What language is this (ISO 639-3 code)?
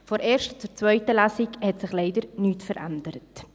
gsw